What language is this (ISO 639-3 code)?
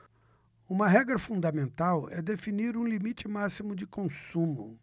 por